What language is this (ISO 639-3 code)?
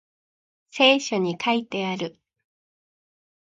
jpn